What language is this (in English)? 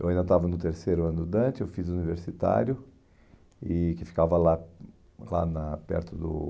Portuguese